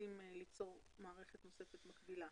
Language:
Hebrew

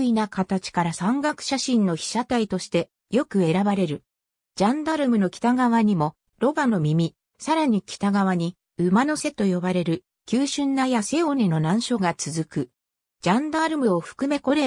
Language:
Japanese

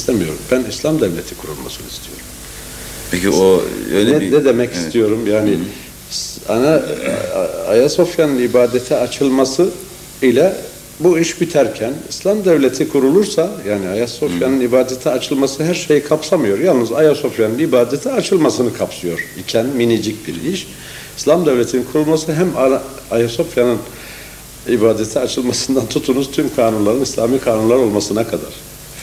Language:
Turkish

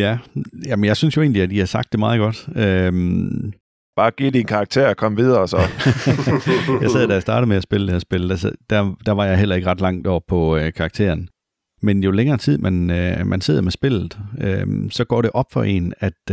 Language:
Danish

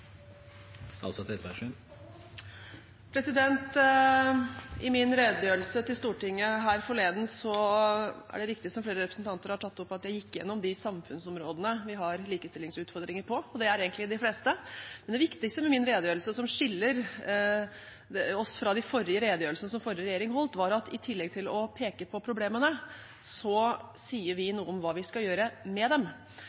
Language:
Norwegian Bokmål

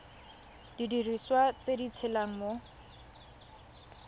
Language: Tswana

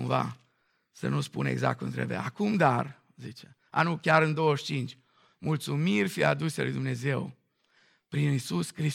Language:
Romanian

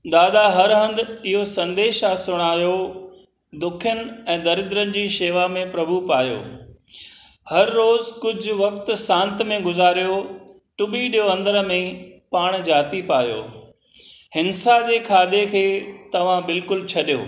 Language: Sindhi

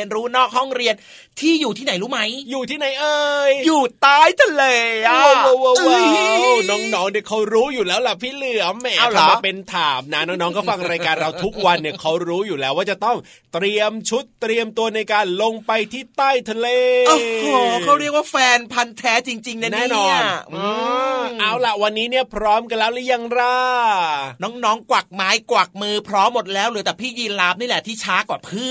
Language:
Thai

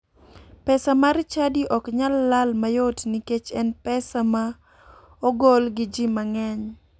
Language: Luo (Kenya and Tanzania)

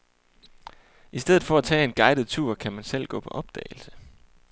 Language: Danish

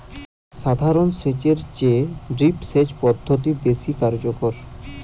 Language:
Bangla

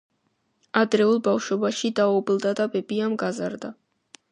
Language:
Georgian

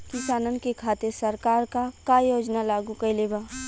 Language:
Bhojpuri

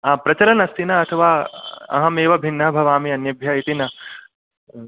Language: Sanskrit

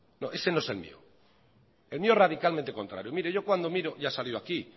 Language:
Spanish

